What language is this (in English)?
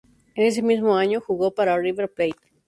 Spanish